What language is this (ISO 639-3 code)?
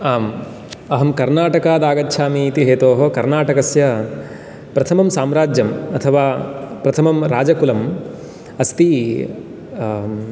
san